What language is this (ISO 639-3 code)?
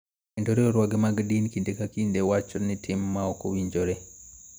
luo